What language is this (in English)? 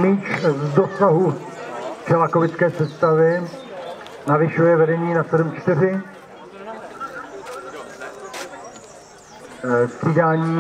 Czech